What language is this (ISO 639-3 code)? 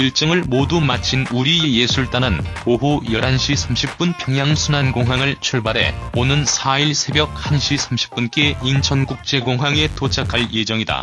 kor